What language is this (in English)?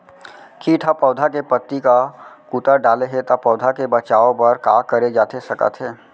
Chhattisgarhi